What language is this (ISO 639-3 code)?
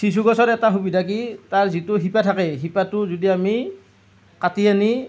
asm